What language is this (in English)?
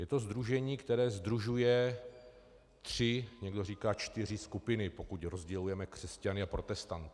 Czech